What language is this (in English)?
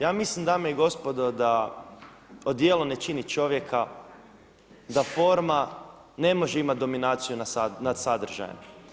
Croatian